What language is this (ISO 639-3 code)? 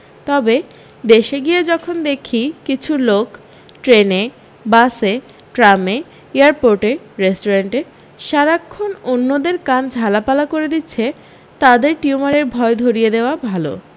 ben